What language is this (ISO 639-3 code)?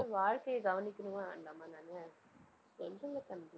tam